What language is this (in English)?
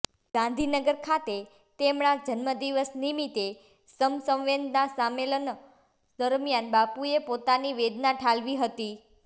Gujarati